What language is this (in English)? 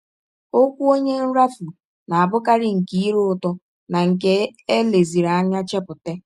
Igbo